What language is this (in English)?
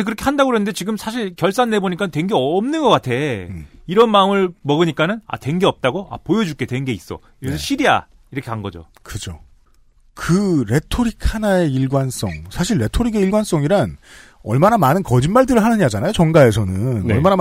Korean